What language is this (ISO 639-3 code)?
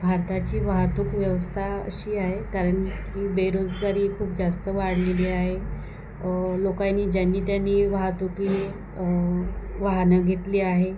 mar